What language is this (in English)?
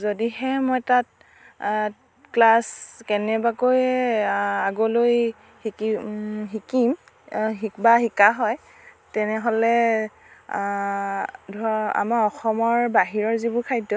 Assamese